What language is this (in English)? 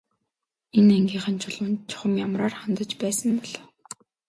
Mongolian